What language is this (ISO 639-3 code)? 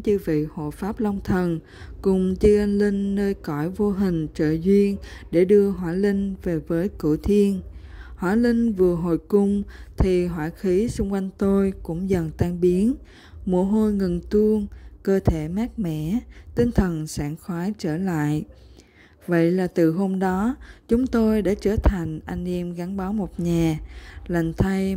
vie